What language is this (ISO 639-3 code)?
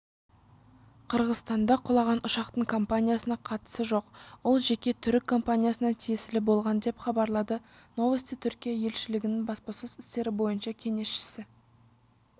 kaz